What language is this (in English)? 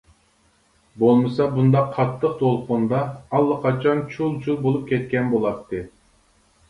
Uyghur